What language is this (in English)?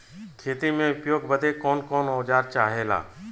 Bhojpuri